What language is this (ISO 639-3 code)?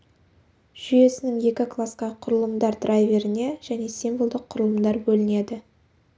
kaz